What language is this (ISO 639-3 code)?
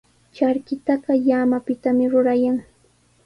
qws